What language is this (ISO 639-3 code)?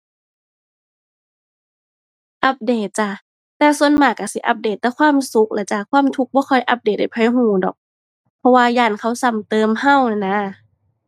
tha